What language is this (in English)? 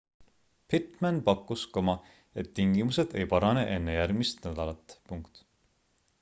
Estonian